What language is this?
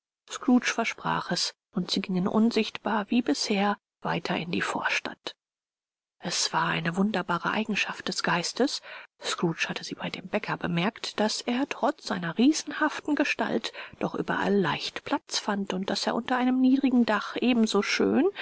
German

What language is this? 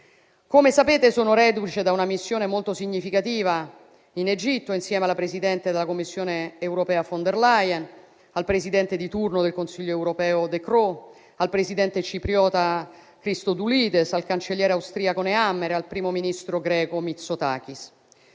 Italian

